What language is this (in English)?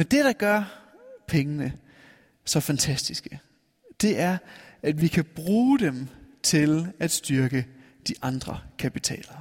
Danish